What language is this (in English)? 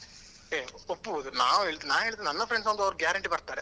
Kannada